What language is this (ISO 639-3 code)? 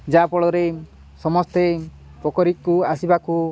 ori